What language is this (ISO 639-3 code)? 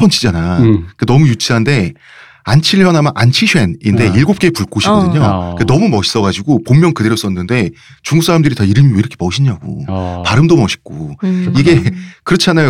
kor